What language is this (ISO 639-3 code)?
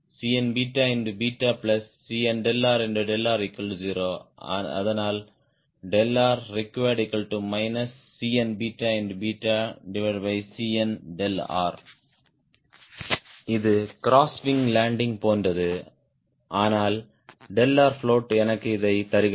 tam